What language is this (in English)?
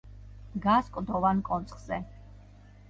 Georgian